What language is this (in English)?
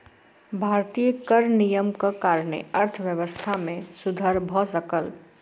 Maithili